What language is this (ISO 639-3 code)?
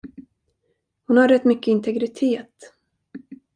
swe